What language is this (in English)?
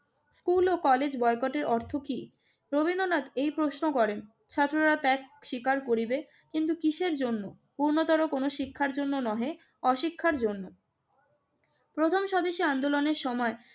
Bangla